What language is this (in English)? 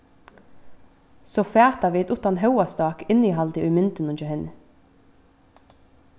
Faroese